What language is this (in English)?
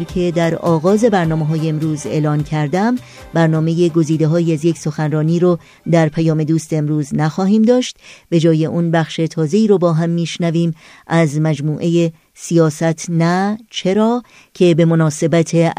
Persian